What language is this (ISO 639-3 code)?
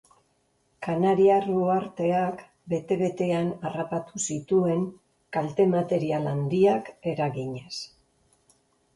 eus